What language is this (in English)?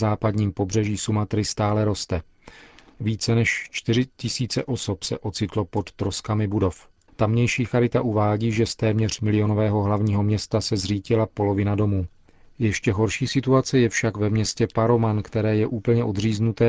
Czech